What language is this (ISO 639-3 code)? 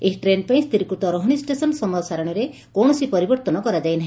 ori